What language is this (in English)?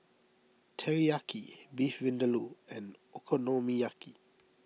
English